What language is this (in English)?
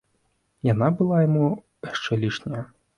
Belarusian